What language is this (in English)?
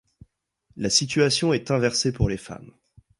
French